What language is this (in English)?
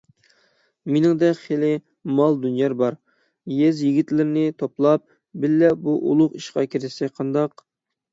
Uyghur